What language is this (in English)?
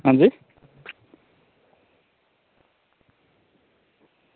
Dogri